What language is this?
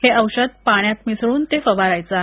Marathi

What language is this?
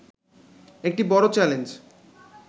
Bangla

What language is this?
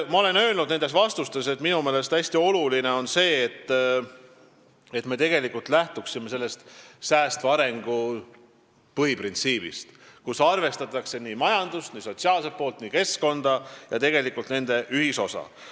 Estonian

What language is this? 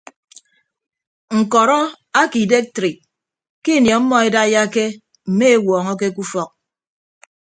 Ibibio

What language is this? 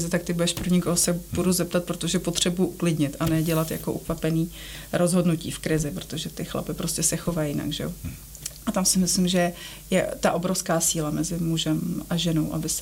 Czech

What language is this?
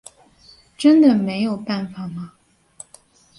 Chinese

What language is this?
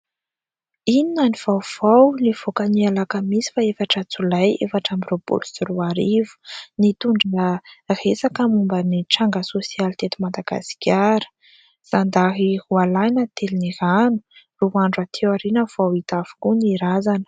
Malagasy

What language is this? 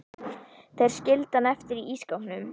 Icelandic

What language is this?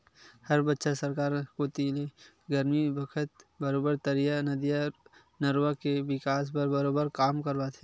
Chhattisgarhi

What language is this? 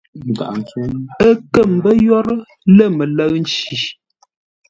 Ngombale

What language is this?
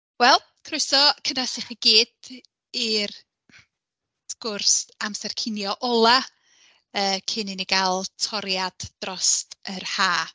Welsh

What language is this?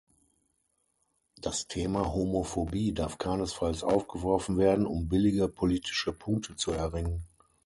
German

